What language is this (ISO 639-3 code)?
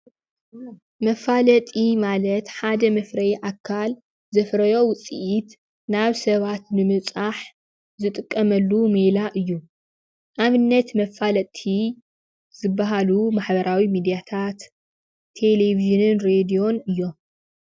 tir